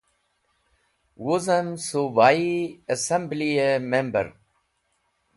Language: Wakhi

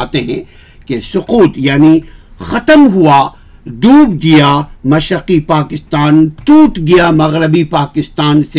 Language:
Urdu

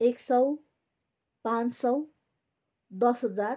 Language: Nepali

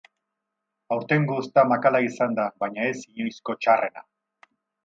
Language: Basque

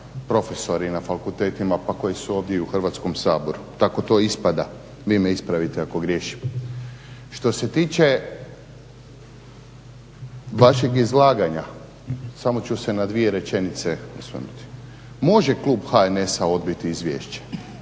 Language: Croatian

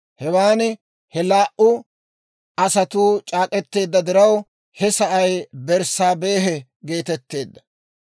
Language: Dawro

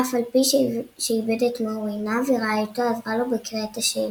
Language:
Hebrew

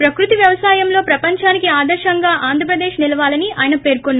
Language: Telugu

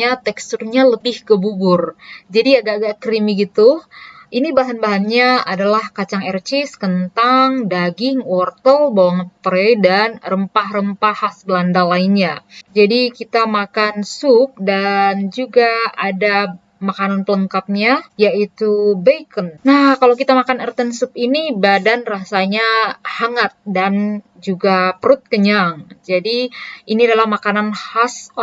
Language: Indonesian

